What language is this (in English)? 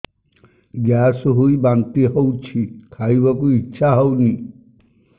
Odia